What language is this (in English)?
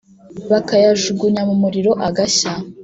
Kinyarwanda